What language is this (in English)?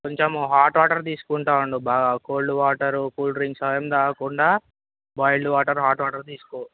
Telugu